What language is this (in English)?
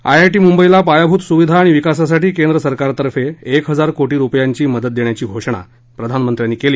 Marathi